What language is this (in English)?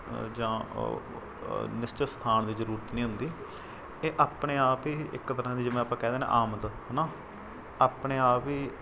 Punjabi